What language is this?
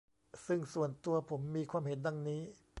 Thai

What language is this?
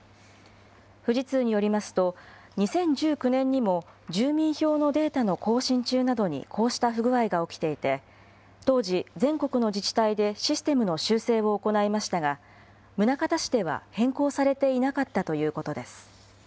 Japanese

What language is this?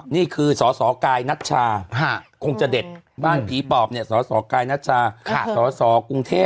Thai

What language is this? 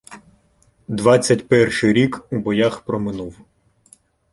Ukrainian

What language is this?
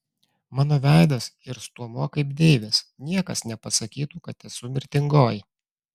Lithuanian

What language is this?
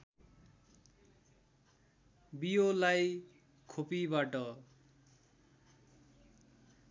Nepali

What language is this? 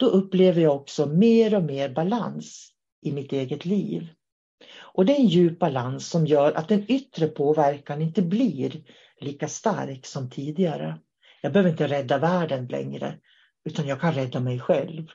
Swedish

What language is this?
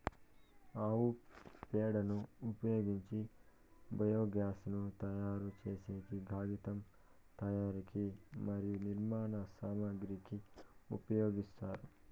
Telugu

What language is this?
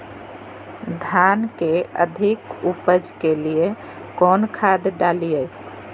Magahi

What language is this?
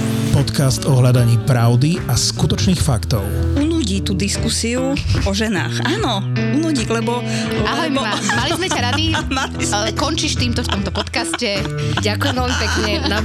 Slovak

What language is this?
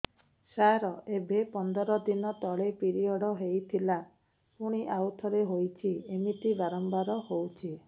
Odia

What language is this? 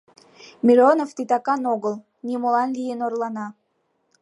Mari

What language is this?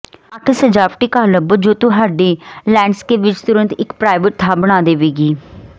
Punjabi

